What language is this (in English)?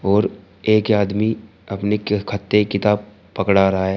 Hindi